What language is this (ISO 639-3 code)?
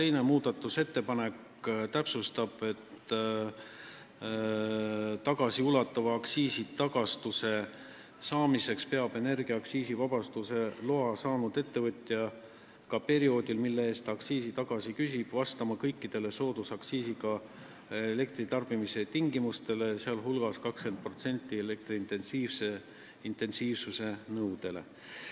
est